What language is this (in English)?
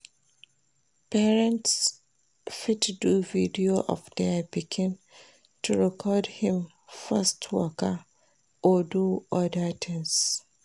Nigerian Pidgin